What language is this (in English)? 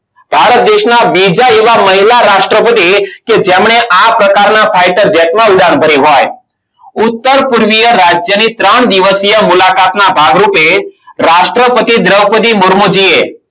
Gujarati